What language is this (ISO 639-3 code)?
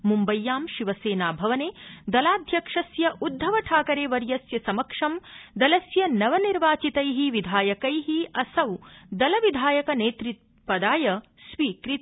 san